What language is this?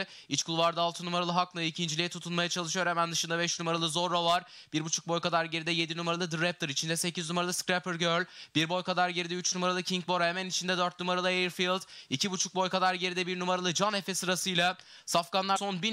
Turkish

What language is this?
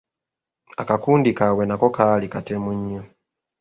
Ganda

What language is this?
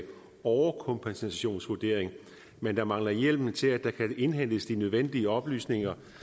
Danish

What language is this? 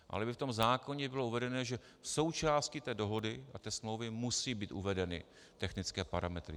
Czech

